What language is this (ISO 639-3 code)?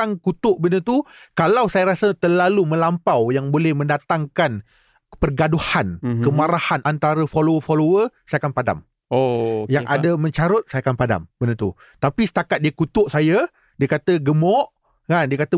msa